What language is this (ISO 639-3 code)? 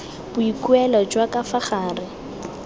tsn